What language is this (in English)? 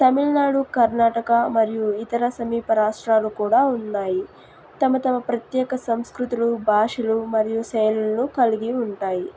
Telugu